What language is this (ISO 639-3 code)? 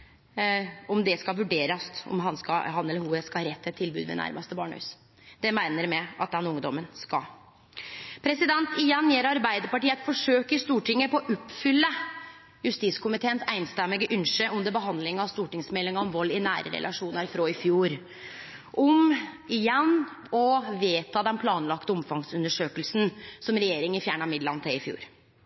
nno